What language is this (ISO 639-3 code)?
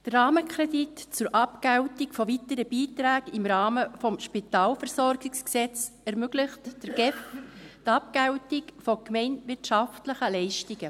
gsw